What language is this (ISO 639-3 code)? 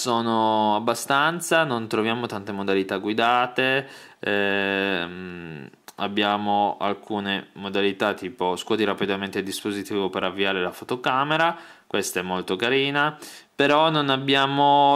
ita